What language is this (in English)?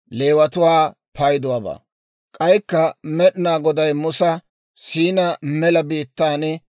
Dawro